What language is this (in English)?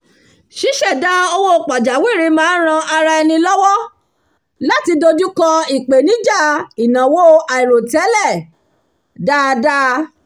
Yoruba